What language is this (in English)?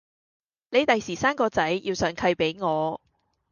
Cantonese